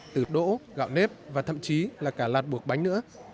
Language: Vietnamese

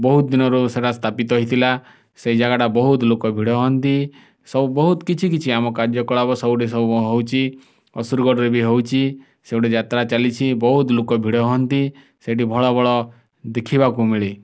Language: Odia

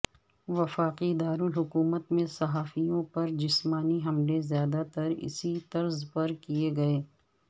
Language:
Urdu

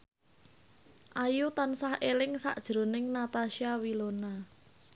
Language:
Javanese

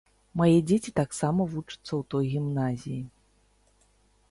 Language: Belarusian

